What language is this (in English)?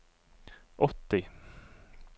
Norwegian